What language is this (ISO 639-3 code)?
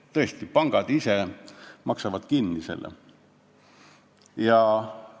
est